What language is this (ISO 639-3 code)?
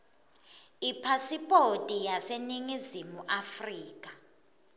ssw